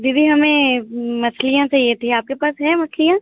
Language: Hindi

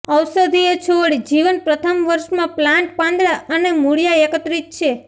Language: Gujarati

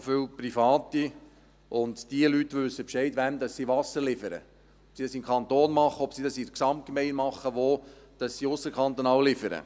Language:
Swiss German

